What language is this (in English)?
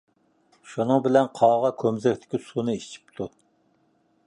Uyghur